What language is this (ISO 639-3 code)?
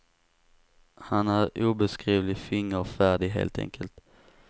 swe